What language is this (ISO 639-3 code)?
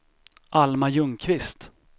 swe